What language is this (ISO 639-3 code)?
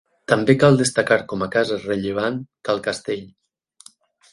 cat